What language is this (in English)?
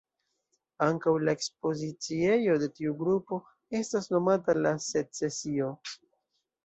Esperanto